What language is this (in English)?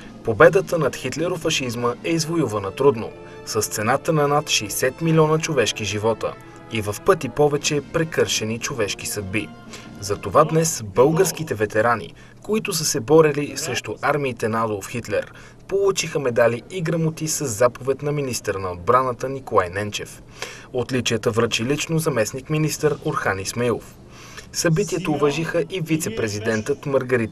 Bulgarian